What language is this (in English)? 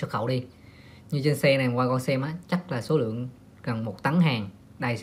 Vietnamese